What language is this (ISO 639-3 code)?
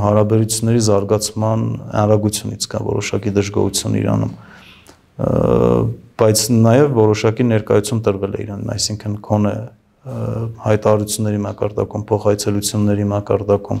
ron